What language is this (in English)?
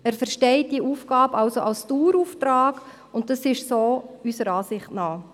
Swiss German